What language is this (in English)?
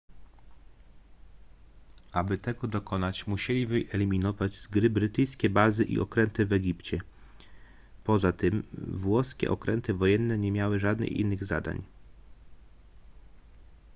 Polish